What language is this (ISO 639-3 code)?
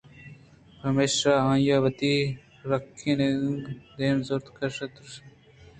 bgp